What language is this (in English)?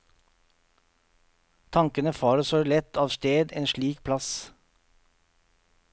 Norwegian